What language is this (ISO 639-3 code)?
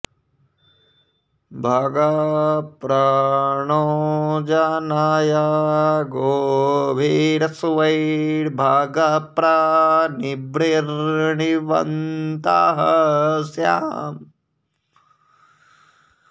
san